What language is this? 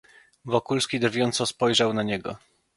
Polish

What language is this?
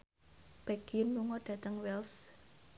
Javanese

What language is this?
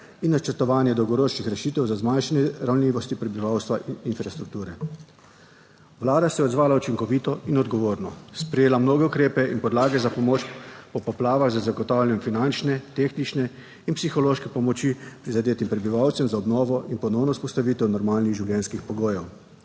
Slovenian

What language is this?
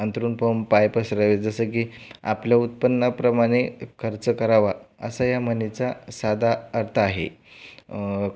Marathi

